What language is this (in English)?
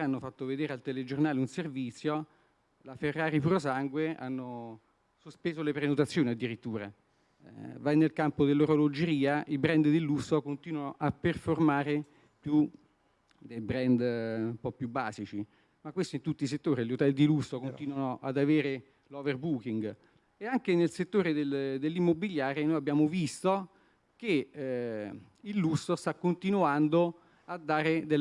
Italian